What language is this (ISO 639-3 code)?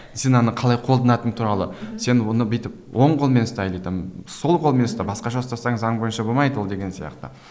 kaz